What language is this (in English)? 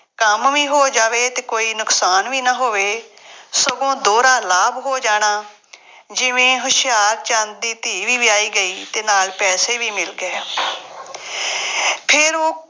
Punjabi